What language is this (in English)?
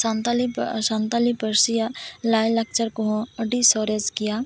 Santali